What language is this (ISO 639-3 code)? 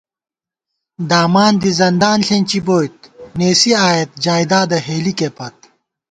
gwt